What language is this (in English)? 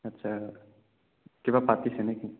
Assamese